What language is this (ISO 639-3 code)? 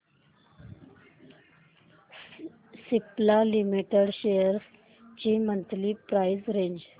mar